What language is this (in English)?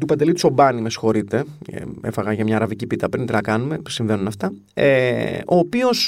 Greek